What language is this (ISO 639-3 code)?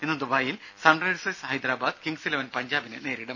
mal